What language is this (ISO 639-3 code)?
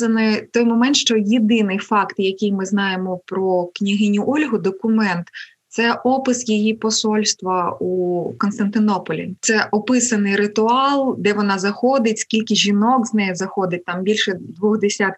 ukr